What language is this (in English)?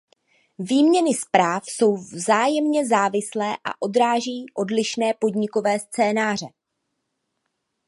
Czech